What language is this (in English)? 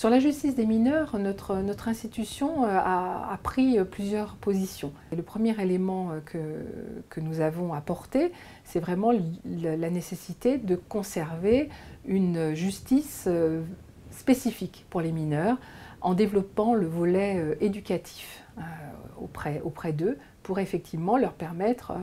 French